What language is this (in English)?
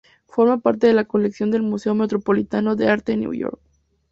Spanish